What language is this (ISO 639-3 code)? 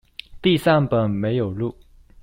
zho